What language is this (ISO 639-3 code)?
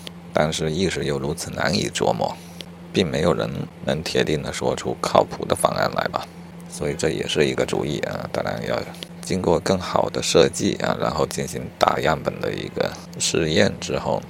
zho